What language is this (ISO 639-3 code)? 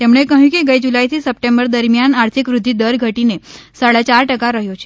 guj